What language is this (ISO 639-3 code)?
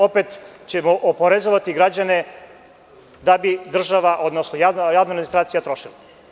srp